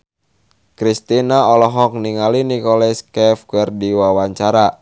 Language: Sundanese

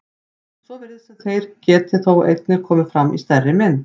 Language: Icelandic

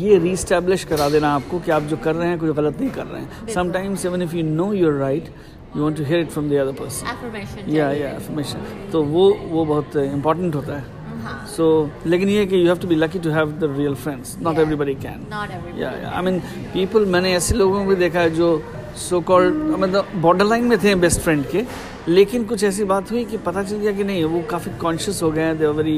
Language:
Urdu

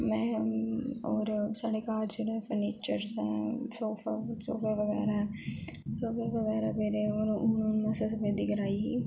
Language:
Dogri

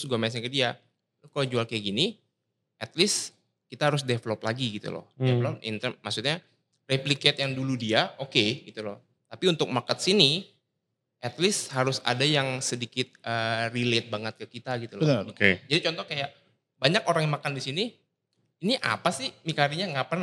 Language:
Indonesian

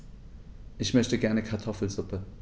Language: German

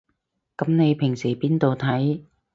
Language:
Cantonese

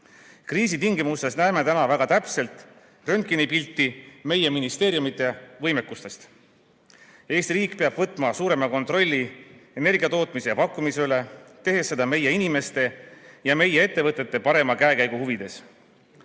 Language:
Estonian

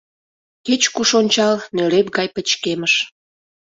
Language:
Mari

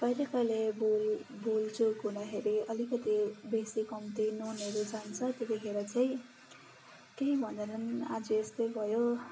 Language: Nepali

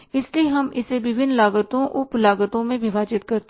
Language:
Hindi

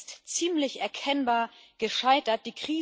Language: German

